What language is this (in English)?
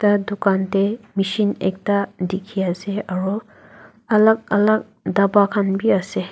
Naga Pidgin